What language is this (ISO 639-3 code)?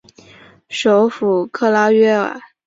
zho